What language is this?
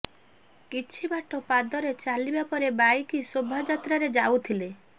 Odia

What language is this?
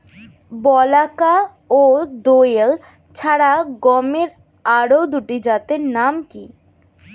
Bangla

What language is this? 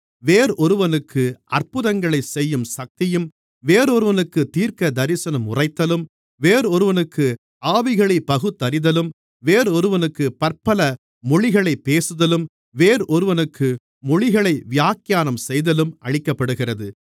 Tamil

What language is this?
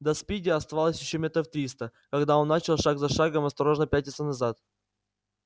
Russian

